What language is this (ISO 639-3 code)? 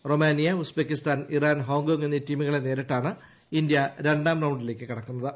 mal